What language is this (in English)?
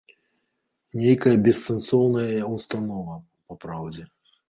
Belarusian